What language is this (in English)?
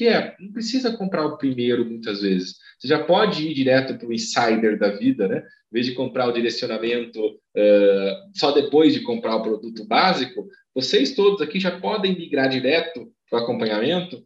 Portuguese